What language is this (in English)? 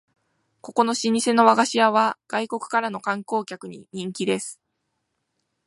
Japanese